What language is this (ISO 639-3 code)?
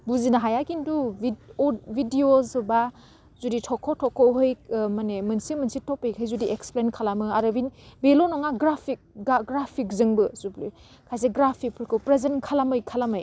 brx